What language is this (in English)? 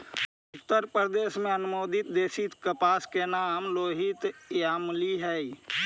Magahi